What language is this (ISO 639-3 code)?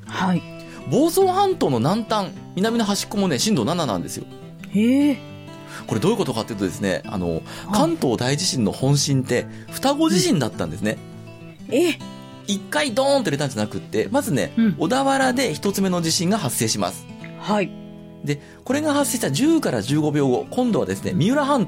jpn